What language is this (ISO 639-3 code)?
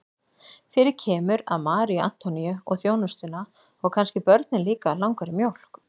isl